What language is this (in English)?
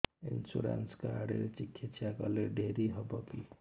Odia